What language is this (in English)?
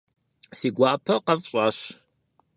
Kabardian